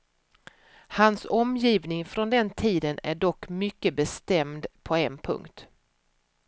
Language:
Swedish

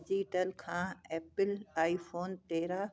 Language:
Sindhi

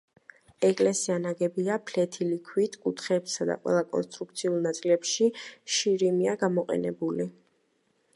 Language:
Georgian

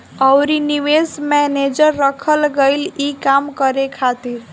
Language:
Bhojpuri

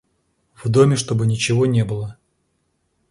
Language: Russian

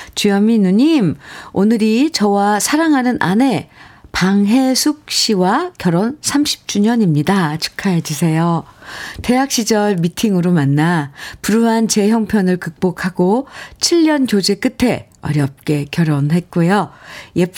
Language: Korean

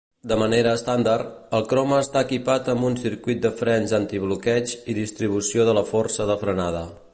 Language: Catalan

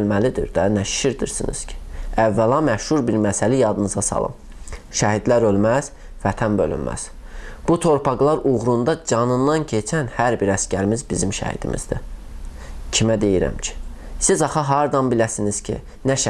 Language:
Azerbaijani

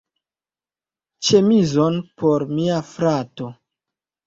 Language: Esperanto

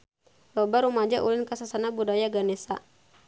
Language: Sundanese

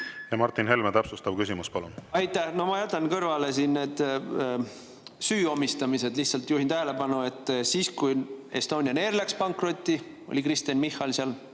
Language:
Estonian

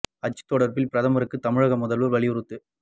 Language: Tamil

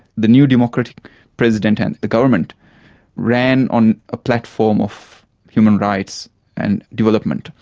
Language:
English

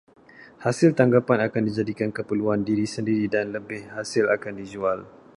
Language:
Malay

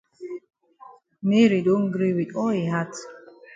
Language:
Cameroon Pidgin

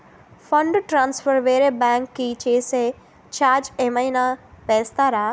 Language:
Telugu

